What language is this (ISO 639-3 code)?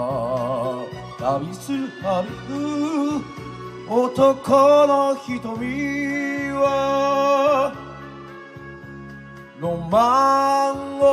jpn